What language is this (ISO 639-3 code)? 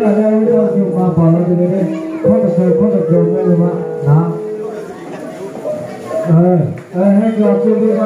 ind